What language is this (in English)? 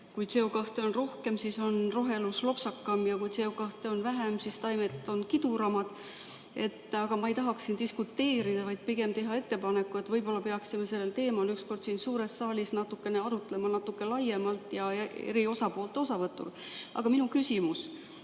Estonian